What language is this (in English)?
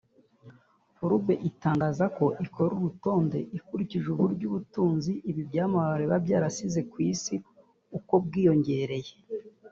Kinyarwanda